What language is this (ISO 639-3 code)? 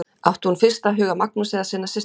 isl